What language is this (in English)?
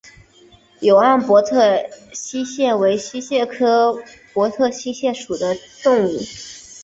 Chinese